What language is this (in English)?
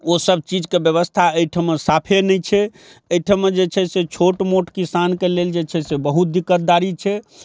Maithili